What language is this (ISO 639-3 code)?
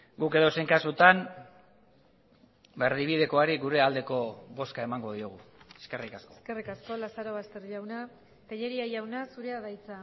eus